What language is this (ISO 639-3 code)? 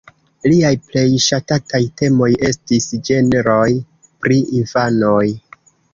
epo